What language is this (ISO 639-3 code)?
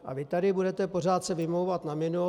ces